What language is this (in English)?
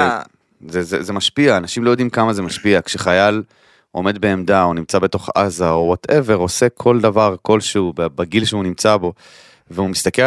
Hebrew